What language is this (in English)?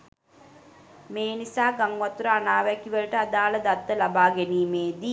Sinhala